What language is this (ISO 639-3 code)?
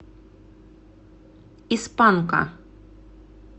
rus